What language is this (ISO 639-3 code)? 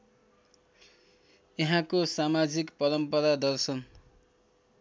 nep